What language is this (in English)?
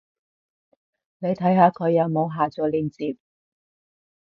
Cantonese